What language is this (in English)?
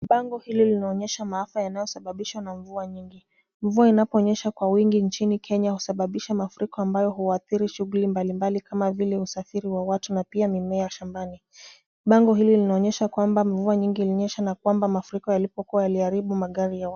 Swahili